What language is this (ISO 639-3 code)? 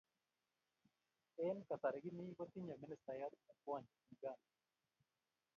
kln